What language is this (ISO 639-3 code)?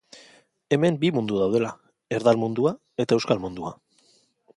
eus